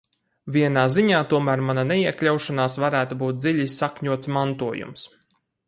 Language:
Latvian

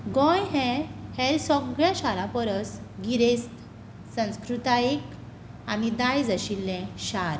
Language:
Konkani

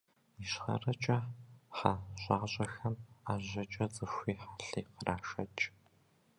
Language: Kabardian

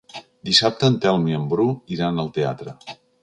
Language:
Catalan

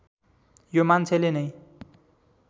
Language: Nepali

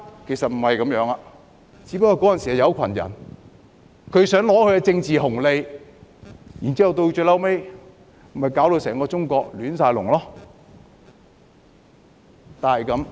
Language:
Cantonese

